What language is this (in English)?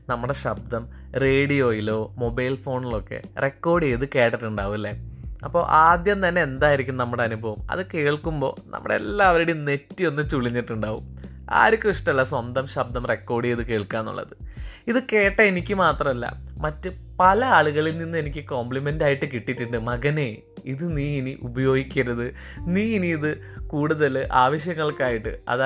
Malayalam